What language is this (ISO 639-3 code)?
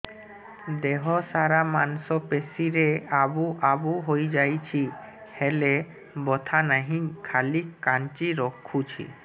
ori